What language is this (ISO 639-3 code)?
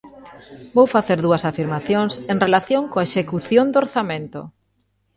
glg